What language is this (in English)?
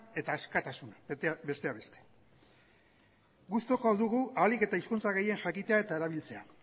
Basque